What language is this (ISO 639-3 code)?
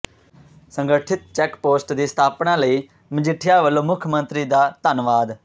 pan